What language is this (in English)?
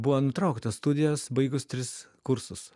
Lithuanian